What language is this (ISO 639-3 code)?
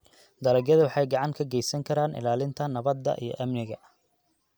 som